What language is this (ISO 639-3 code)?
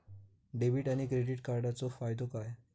mar